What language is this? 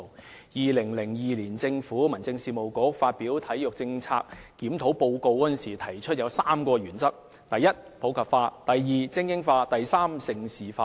Cantonese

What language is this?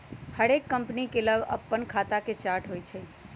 Magahi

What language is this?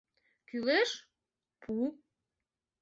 Mari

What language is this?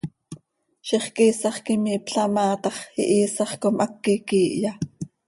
Seri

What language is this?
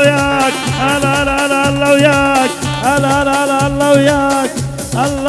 Arabic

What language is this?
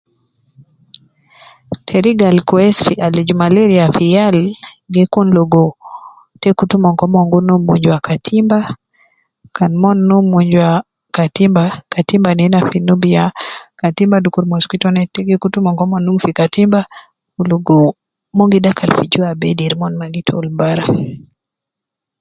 Nubi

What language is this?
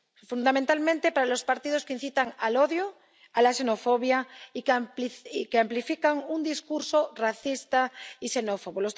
Spanish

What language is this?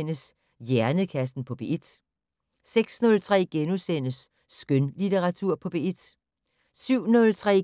Danish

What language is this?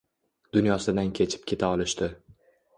Uzbek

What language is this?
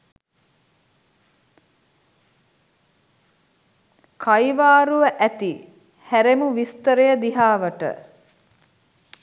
Sinhala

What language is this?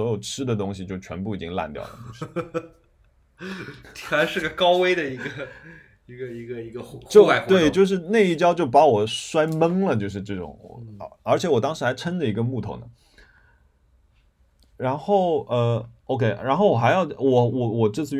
Chinese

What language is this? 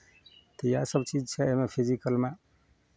Maithili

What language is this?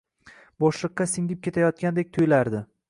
Uzbek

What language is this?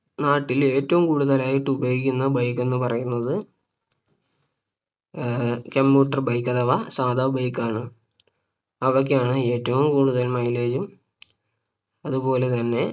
Malayalam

